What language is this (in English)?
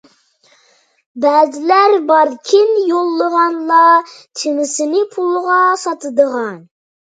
Uyghur